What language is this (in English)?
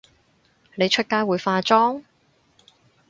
Cantonese